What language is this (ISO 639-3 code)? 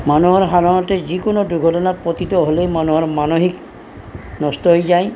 asm